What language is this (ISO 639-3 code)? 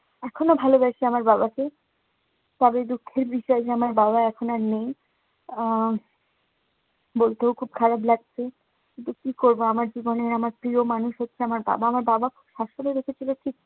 ben